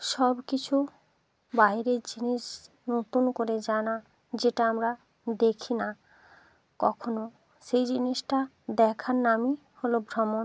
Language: Bangla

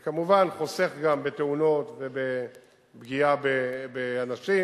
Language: Hebrew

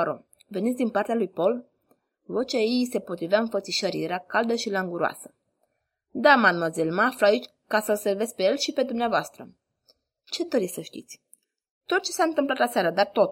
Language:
Romanian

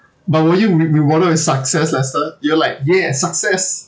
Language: English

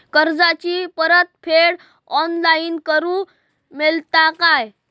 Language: Marathi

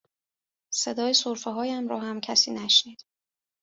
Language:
Persian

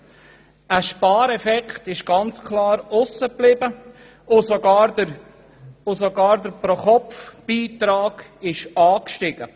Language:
Swiss German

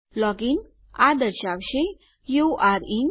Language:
Gujarati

